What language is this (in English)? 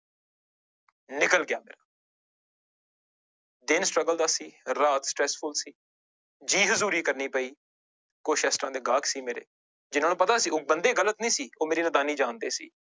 Punjabi